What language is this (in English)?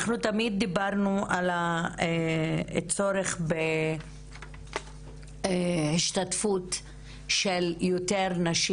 Hebrew